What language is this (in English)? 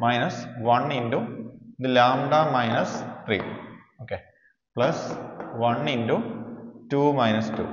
Malayalam